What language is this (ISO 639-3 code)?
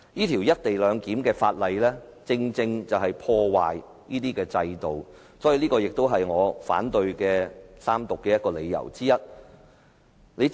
yue